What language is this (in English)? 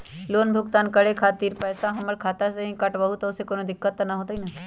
Magahi